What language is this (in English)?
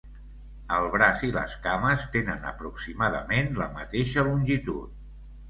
Catalan